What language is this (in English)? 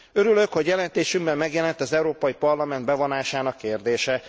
Hungarian